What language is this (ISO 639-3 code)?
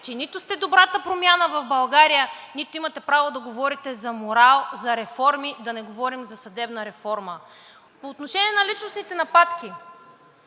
bul